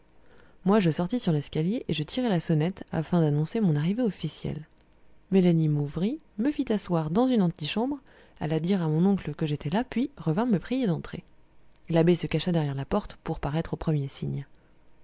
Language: French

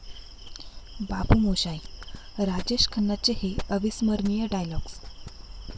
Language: Marathi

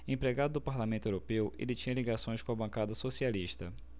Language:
Portuguese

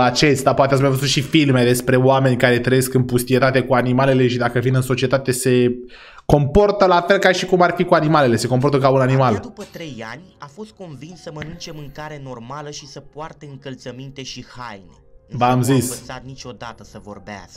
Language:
Romanian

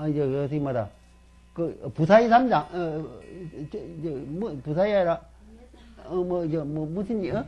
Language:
Korean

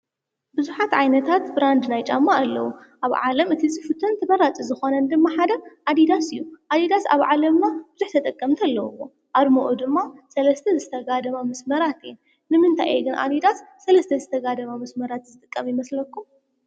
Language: Tigrinya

